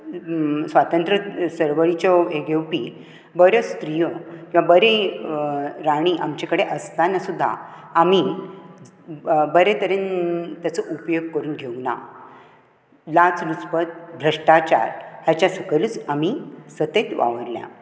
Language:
Konkani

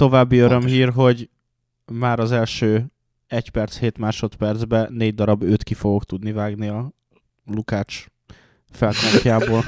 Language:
Hungarian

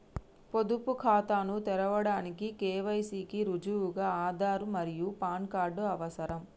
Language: Telugu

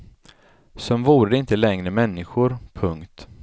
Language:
Swedish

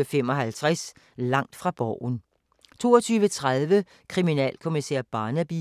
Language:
Danish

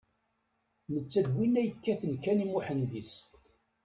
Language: Kabyle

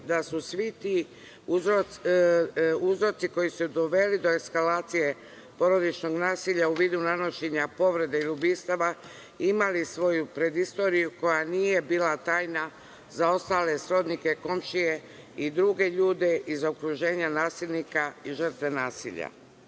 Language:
Serbian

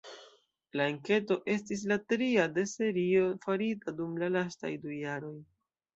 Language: Esperanto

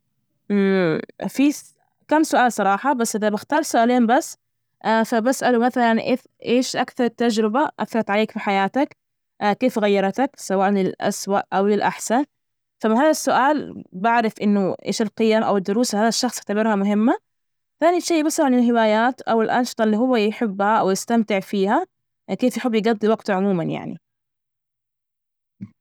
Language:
Najdi Arabic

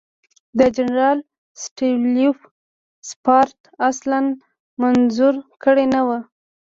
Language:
Pashto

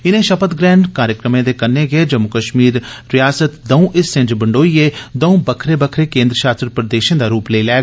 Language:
Dogri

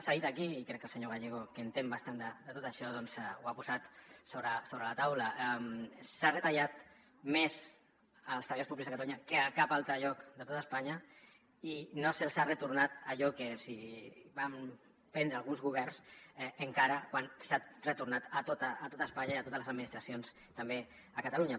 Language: Catalan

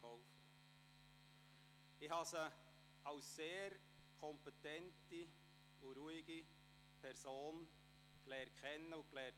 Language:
Swiss German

